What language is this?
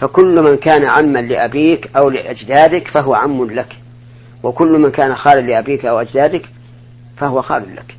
Arabic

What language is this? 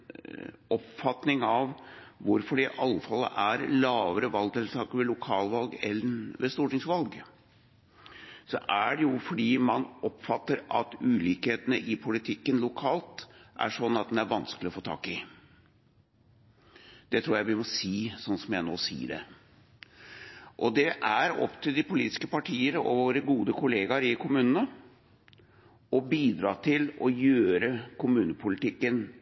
Norwegian Bokmål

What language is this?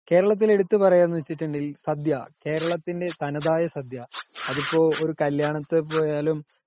Malayalam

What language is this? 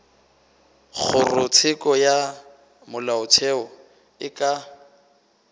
Northern Sotho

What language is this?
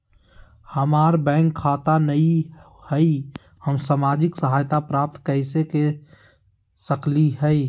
Magahi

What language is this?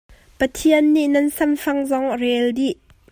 Hakha Chin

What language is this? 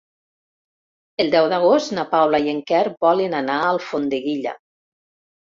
Catalan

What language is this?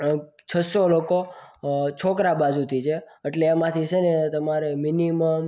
Gujarati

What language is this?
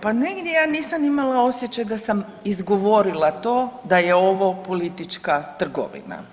Croatian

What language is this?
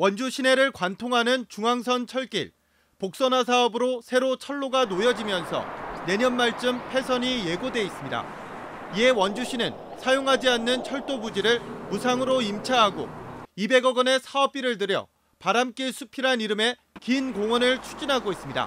Korean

